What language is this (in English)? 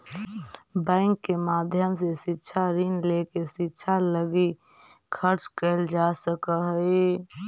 Magahi